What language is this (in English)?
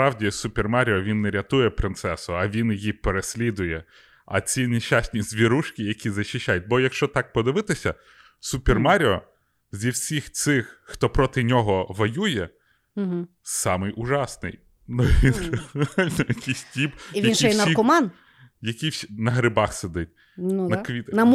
Ukrainian